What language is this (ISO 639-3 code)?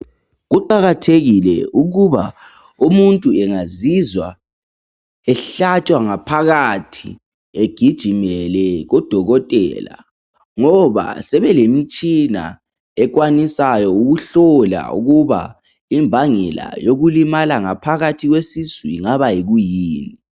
nde